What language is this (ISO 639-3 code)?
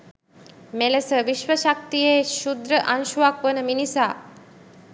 sin